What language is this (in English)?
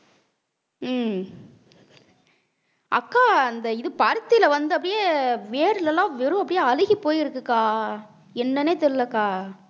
Tamil